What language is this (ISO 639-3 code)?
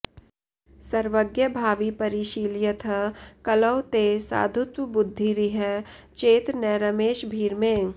san